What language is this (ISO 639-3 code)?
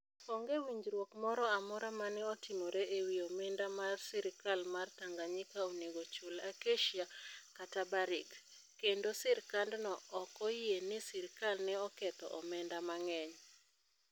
luo